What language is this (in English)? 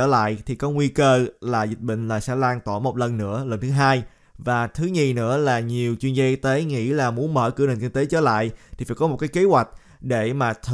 Vietnamese